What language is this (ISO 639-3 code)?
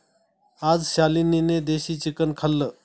mar